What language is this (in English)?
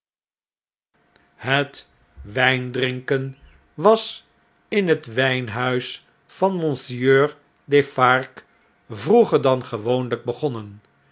Dutch